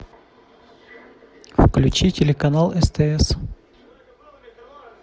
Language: Russian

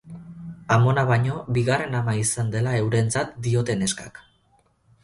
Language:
Basque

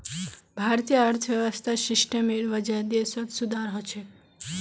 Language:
Magahi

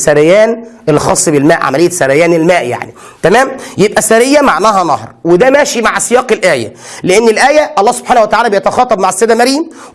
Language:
Arabic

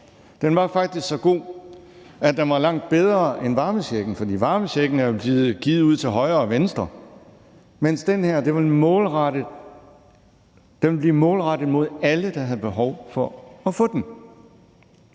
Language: Danish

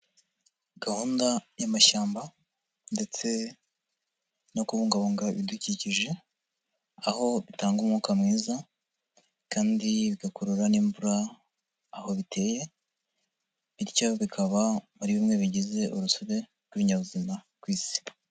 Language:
Kinyarwanda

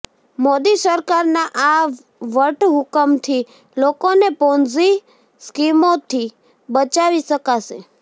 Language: Gujarati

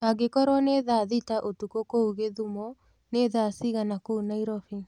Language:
Kikuyu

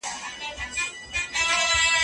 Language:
Pashto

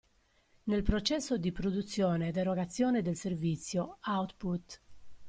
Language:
Italian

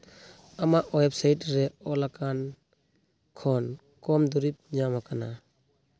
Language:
Santali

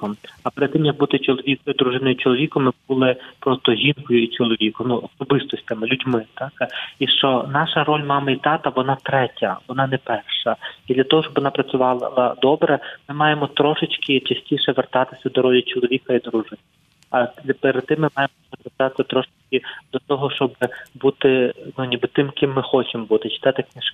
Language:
Ukrainian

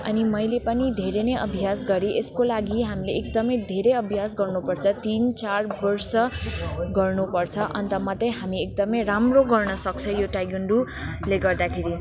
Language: Nepali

